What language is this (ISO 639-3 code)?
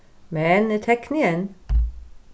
fao